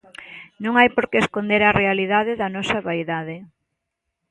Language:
Galician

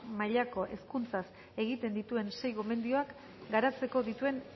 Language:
Basque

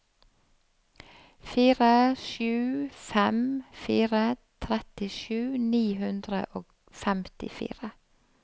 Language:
Norwegian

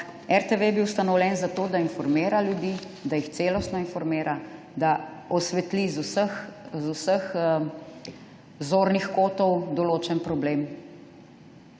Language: Slovenian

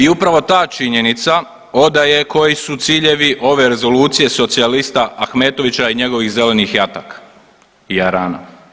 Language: Croatian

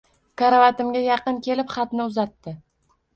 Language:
Uzbek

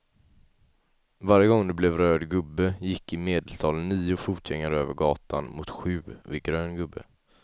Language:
Swedish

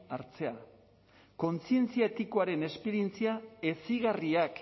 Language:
Basque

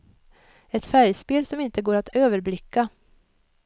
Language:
Swedish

